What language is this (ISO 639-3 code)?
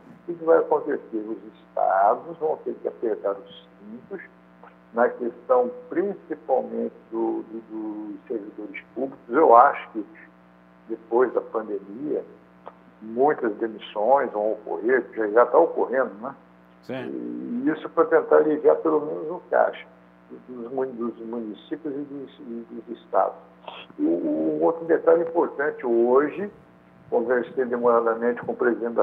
por